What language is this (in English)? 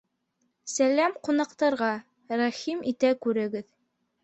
Bashkir